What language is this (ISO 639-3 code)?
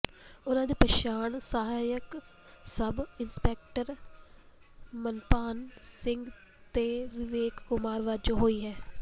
pan